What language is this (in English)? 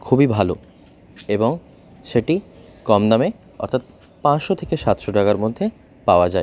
Bangla